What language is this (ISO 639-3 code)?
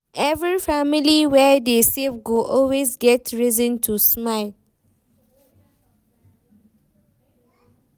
pcm